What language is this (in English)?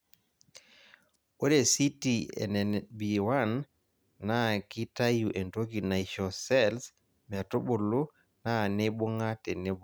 Masai